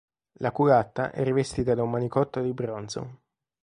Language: Italian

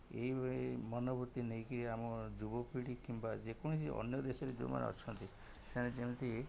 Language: Odia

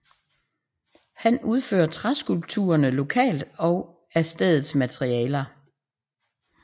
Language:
Danish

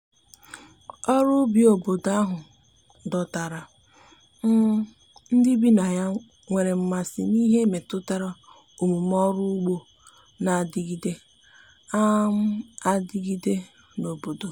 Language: Igbo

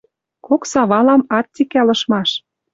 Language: Western Mari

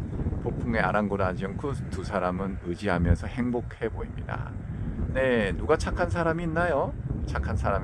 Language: Korean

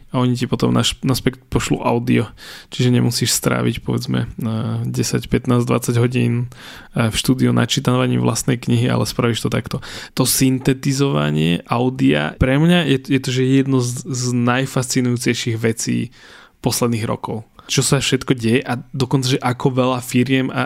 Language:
Slovak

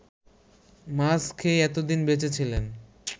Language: Bangla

